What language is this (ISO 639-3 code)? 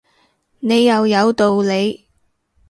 yue